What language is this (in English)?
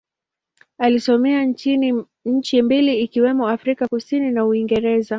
Swahili